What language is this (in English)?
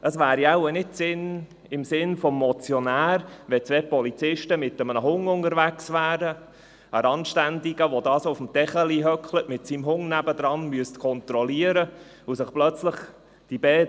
Swiss German